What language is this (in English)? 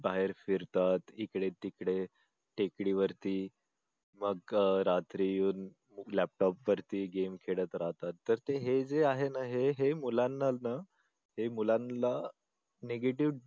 Marathi